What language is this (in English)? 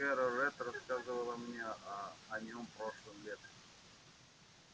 Russian